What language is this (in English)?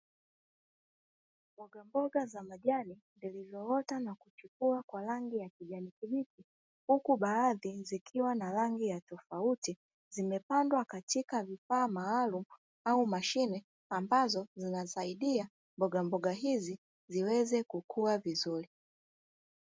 Swahili